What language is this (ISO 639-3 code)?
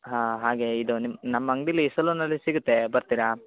kan